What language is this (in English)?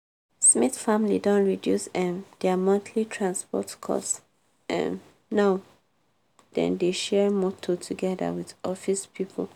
Nigerian Pidgin